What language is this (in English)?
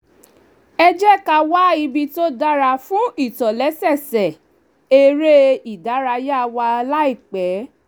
Yoruba